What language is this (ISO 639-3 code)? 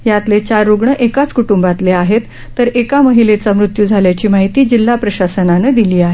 mar